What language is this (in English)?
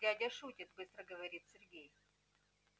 Russian